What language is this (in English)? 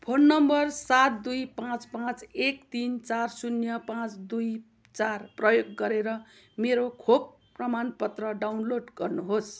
Nepali